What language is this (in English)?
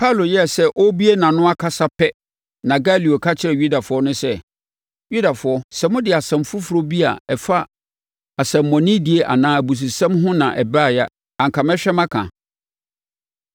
Akan